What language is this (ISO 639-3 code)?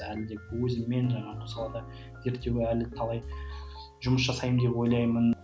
kaz